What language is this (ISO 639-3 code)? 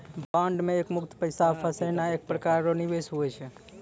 mai